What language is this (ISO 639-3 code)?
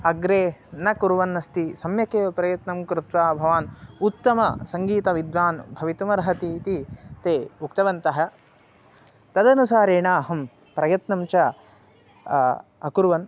san